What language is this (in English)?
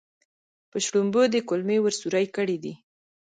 Pashto